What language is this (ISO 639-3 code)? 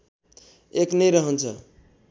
nep